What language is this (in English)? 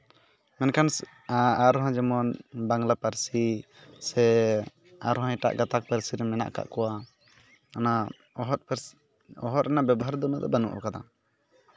Santali